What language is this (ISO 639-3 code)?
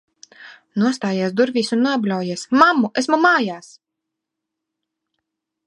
lav